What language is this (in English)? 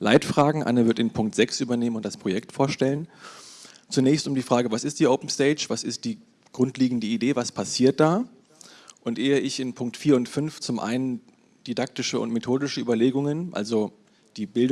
German